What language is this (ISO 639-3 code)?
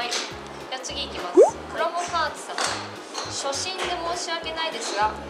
jpn